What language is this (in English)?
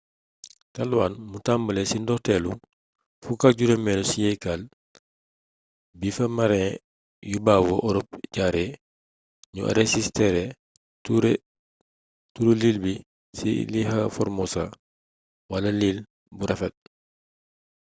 Wolof